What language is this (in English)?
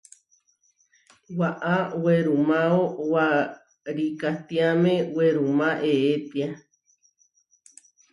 Huarijio